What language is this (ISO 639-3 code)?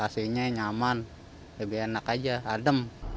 ind